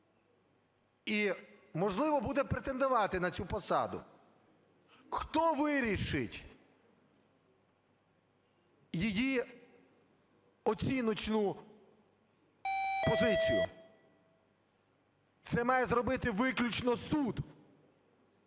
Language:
Ukrainian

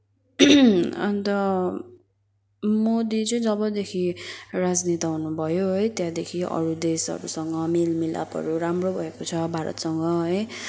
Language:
Nepali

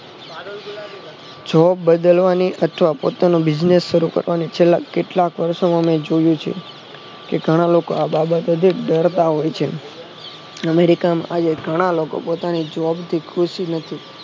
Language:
Gujarati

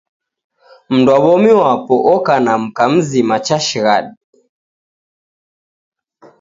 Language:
Taita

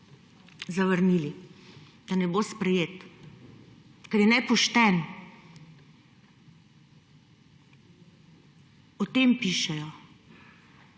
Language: Slovenian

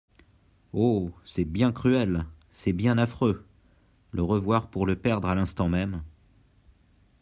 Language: French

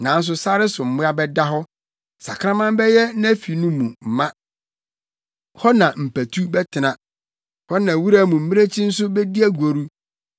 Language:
Akan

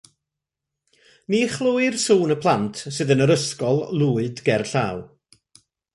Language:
Welsh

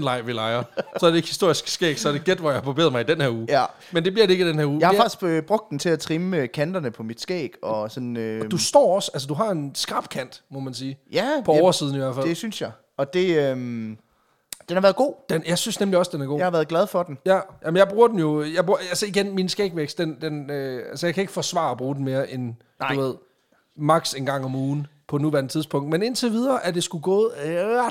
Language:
Danish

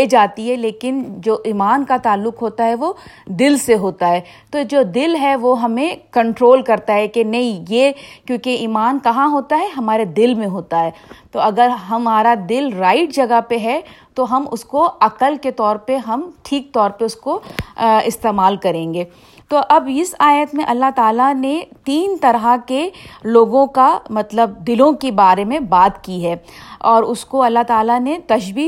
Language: Urdu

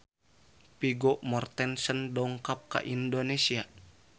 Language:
Sundanese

